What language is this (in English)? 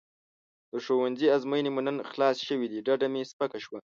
Pashto